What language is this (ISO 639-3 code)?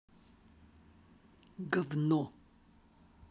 rus